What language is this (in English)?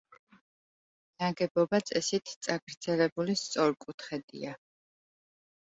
Georgian